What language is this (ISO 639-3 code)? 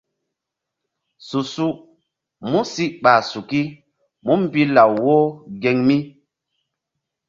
mdd